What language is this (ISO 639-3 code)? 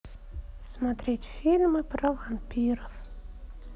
rus